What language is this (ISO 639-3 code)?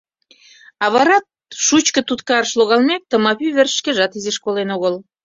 chm